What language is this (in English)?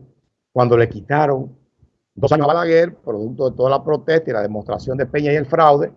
Spanish